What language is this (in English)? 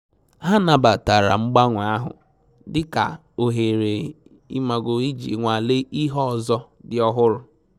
Igbo